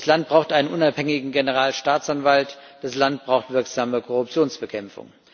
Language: German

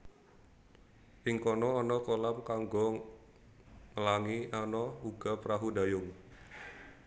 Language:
Javanese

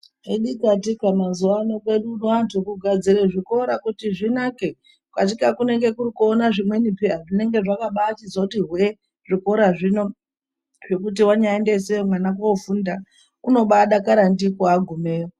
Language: Ndau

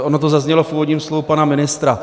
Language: Czech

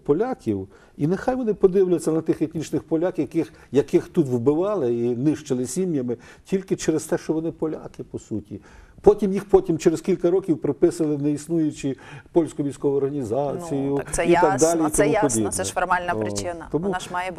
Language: Ukrainian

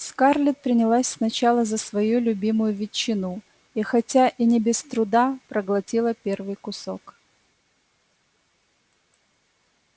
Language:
Russian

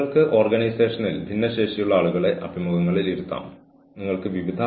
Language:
Malayalam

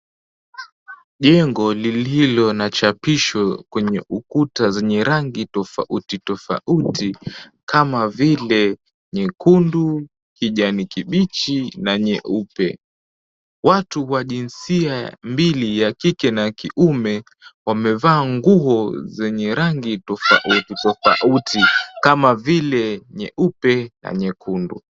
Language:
Swahili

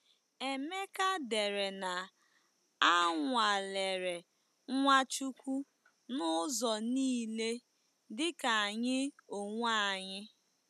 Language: Igbo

